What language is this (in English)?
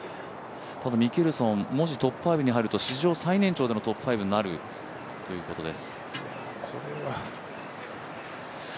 Japanese